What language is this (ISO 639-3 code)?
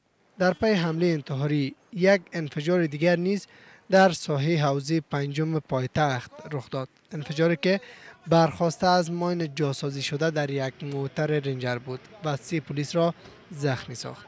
fas